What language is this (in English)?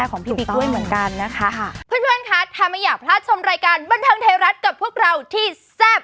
Thai